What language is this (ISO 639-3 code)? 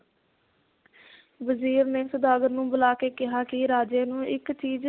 pan